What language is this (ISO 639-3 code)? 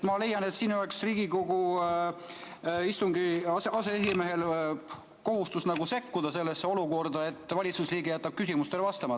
est